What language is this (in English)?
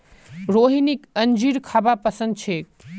Magahi